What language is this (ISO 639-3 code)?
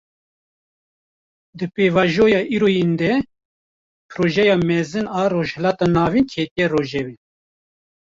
kur